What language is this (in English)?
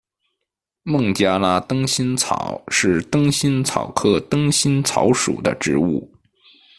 Chinese